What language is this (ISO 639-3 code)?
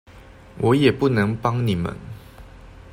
zho